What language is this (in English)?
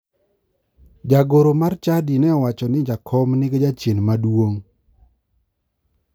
Luo (Kenya and Tanzania)